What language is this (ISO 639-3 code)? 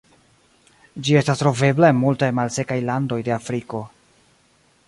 epo